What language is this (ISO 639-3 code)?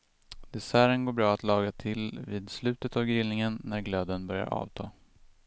swe